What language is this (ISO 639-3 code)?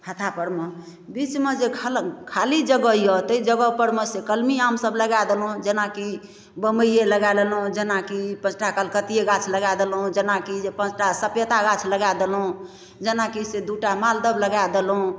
mai